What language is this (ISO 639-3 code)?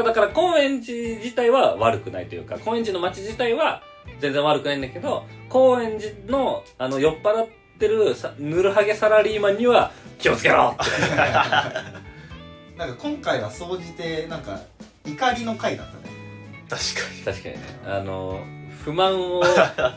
jpn